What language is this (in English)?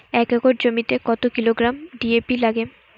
Bangla